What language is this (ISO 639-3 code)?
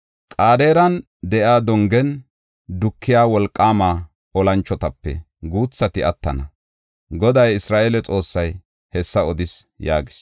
gof